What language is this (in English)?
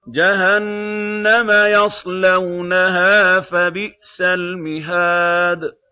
Arabic